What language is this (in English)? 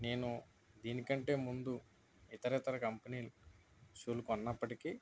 Telugu